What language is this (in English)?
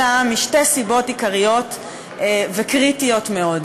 Hebrew